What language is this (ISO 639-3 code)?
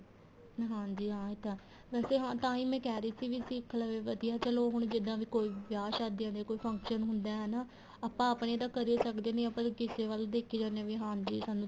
pan